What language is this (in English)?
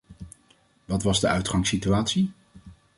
Dutch